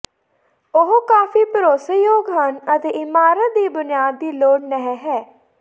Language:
Punjabi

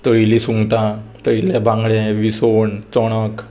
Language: Konkani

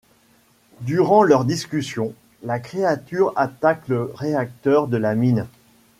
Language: French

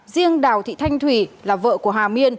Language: Vietnamese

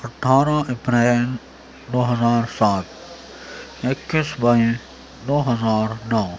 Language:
Urdu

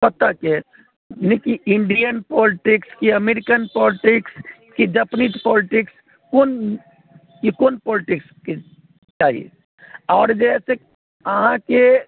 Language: Maithili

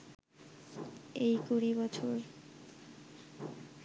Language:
Bangla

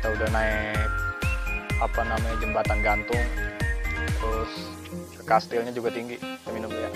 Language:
Indonesian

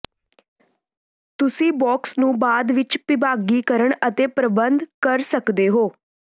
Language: Punjabi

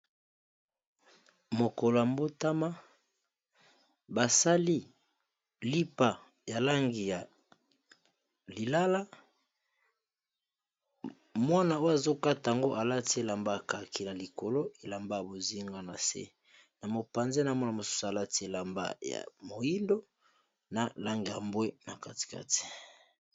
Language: Lingala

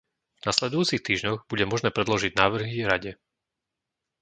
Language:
Slovak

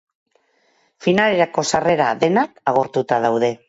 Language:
Basque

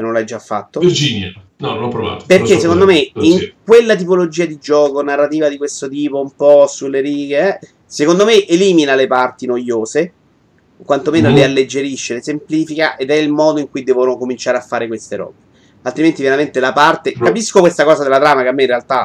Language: Italian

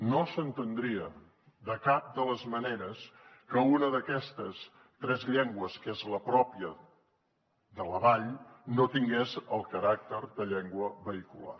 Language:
Catalan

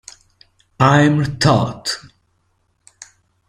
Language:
Italian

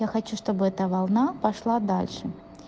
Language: Russian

